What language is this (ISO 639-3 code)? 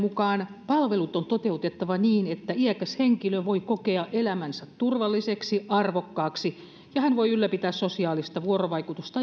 fin